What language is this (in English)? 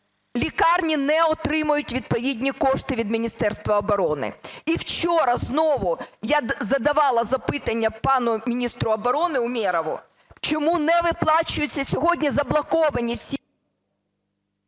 Ukrainian